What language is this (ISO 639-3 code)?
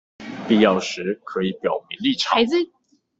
zho